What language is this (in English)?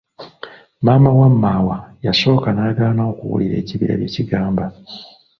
Ganda